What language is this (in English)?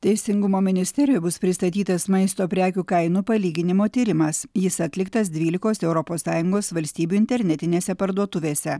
Lithuanian